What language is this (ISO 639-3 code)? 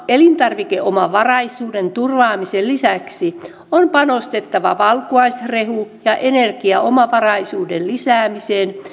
fin